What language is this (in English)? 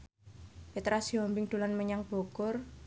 Javanese